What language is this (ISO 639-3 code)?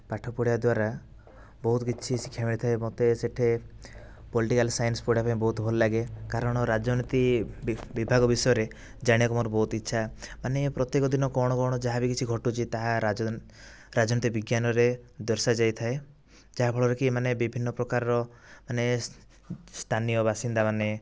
ori